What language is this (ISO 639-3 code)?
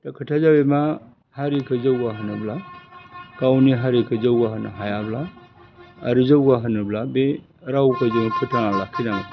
brx